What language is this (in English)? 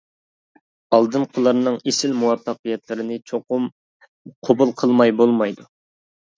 Uyghur